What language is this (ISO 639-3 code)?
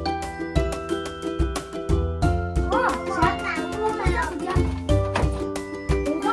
kor